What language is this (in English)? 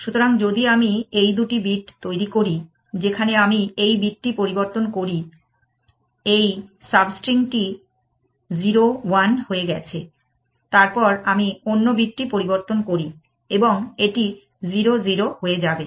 Bangla